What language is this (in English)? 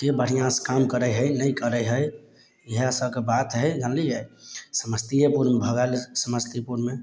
Maithili